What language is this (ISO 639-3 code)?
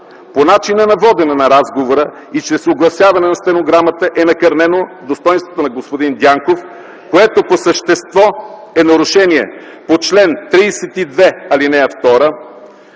bul